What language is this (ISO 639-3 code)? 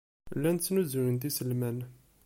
kab